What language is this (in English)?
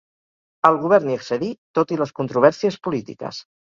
Catalan